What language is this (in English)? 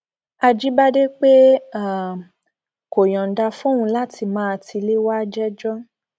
Yoruba